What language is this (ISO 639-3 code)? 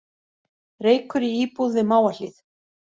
isl